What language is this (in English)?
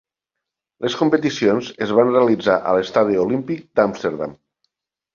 Catalan